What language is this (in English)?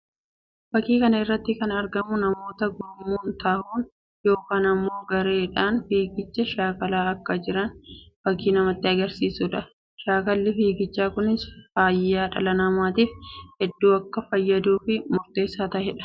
Oromo